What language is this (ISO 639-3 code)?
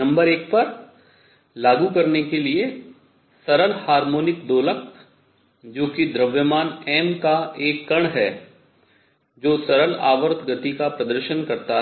hin